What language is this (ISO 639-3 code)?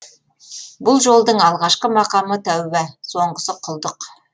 kaz